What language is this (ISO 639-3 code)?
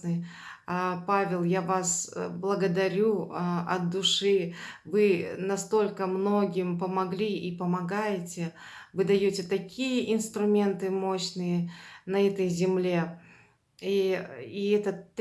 rus